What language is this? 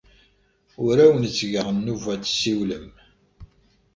Kabyle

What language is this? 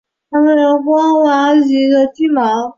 Chinese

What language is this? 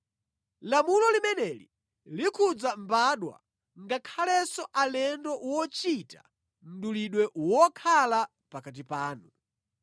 Nyanja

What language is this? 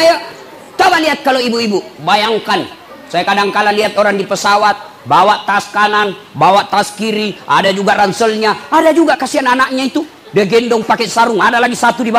Indonesian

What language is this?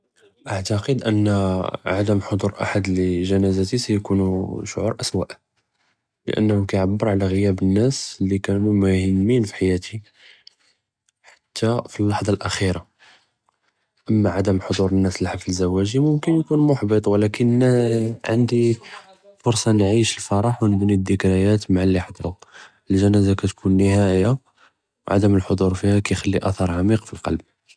Judeo-Arabic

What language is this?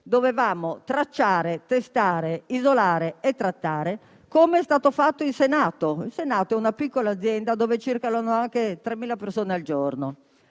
Italian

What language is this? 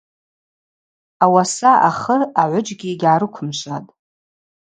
Abaza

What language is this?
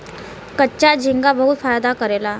Bhojpuri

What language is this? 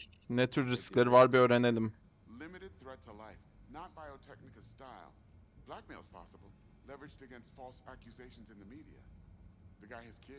Turkish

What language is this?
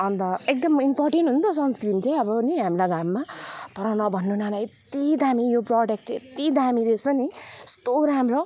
Nepali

